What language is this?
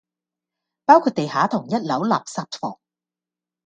Cantonese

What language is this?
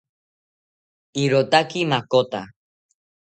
South Ucayali Ashéninka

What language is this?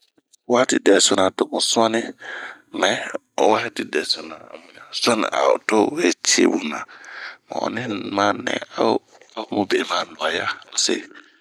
Bomu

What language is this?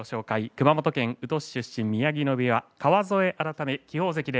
Japanese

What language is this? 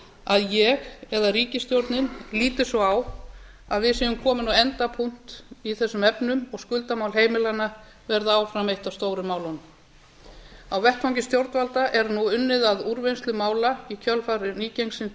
Icelandic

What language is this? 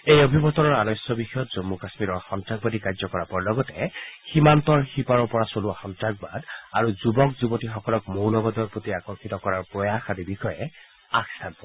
Assamese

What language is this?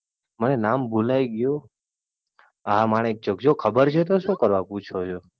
Gujarati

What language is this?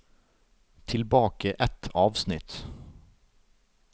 Norwegian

